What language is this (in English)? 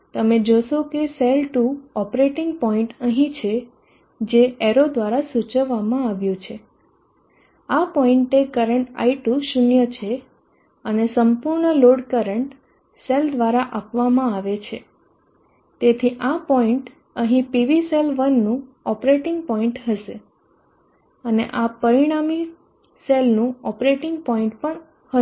Gujarati